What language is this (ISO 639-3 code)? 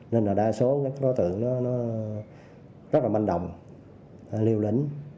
vie